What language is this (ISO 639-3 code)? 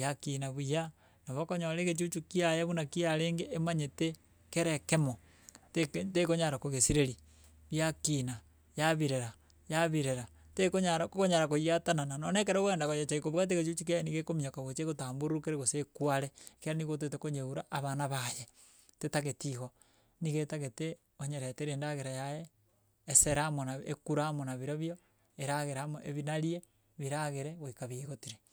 guz